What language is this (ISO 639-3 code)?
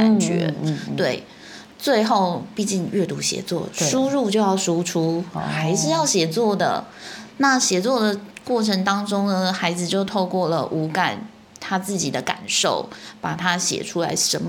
zho